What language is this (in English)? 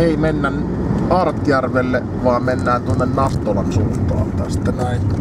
Finnish